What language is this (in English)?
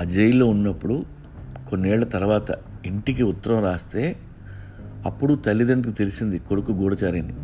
Telugu